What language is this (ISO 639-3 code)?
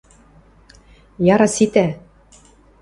mrj